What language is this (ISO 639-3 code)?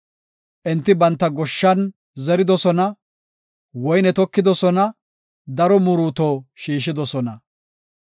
gof